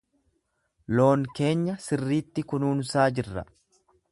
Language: Oromo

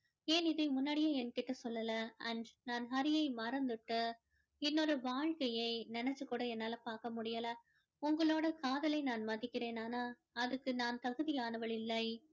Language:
Tamil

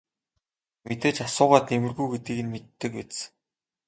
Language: Mongolian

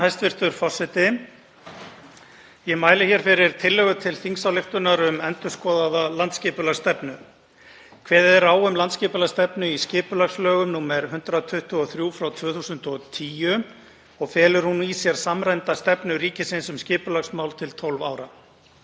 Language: Icelandic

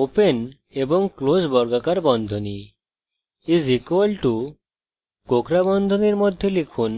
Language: Bangla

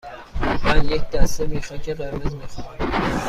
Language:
Persian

